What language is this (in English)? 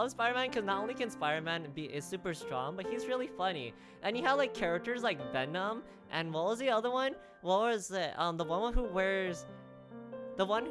English